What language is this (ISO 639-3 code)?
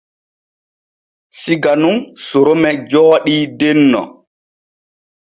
fue